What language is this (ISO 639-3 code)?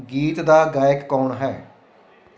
pan